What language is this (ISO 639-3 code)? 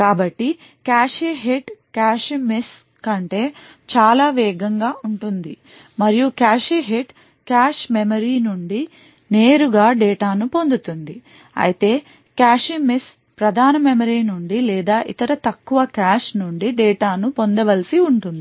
tel